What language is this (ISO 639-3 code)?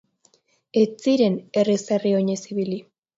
eus